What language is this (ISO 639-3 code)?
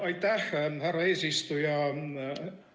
est